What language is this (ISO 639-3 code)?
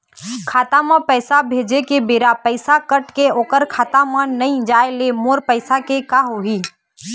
hne